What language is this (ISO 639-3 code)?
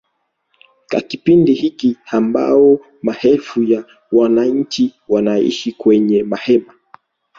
swa